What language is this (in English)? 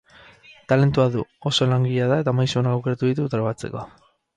Basque